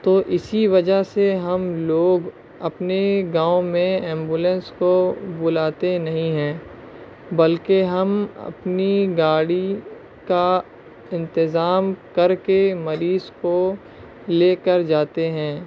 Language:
Urdu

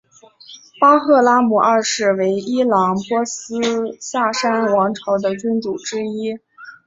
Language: Chinese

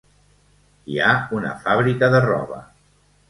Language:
Catalan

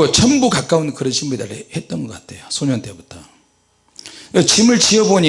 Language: Korean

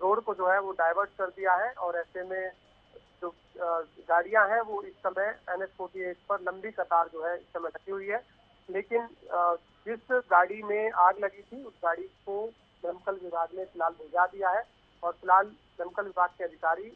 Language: Hindi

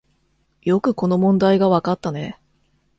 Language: Japanese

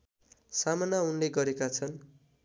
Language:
Nepali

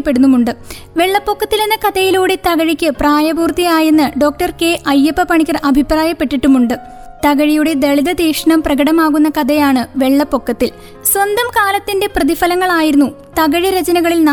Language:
Malayalam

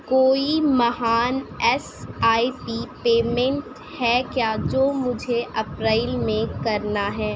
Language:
Urdu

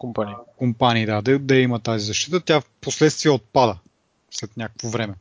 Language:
Bulgarian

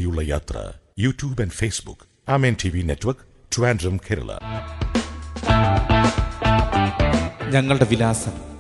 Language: Malayalam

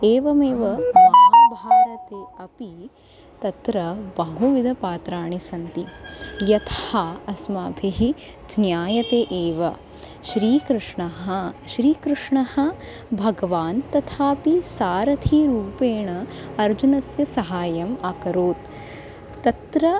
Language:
Sanskrit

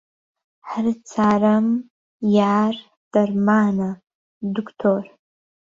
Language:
Central Kurdish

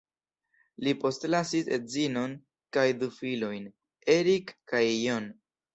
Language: Esperanto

